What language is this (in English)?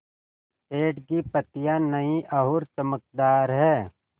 Hindi